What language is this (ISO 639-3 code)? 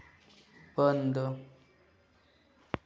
hin